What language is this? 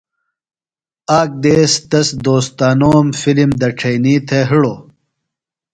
Phalura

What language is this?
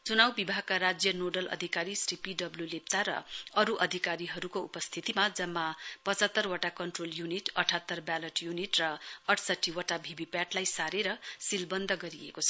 Nepali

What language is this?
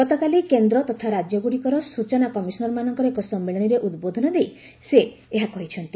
Odia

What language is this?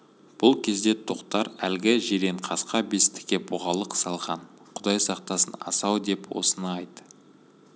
Kazakh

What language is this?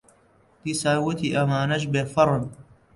Central Kurdish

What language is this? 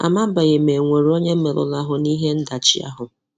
Igbo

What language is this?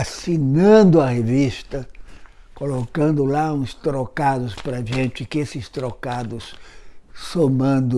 Portuguese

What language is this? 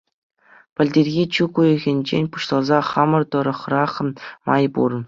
Chuvash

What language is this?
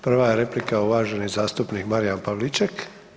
Croatian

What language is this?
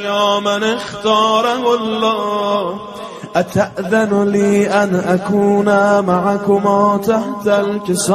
Arabic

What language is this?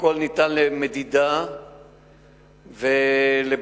Hebrew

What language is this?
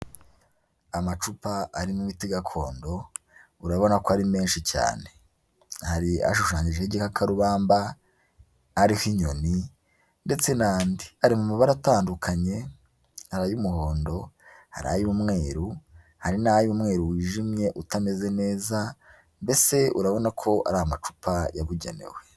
Kinyarwanda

